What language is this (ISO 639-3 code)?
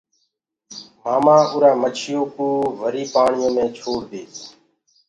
ggg